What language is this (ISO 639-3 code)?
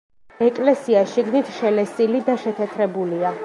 kat